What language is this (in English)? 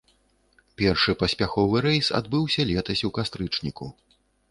Belarusian